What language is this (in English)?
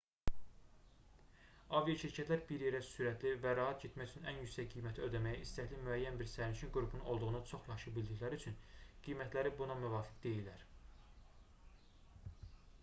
Azerbaijani